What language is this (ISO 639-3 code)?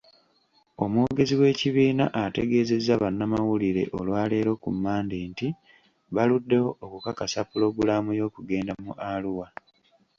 lug